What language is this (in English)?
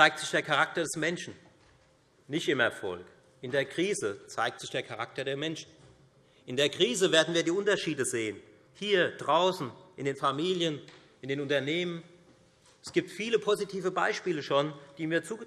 German